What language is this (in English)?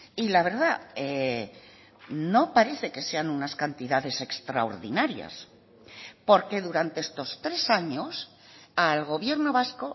Spanish